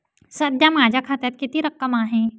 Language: Marathi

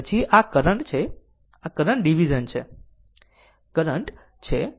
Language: Gujarati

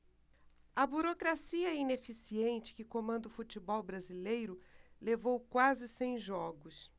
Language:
Portuguese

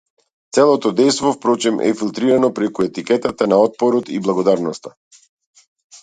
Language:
Macedonian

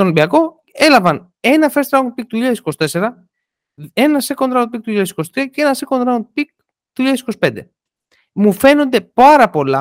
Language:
Greek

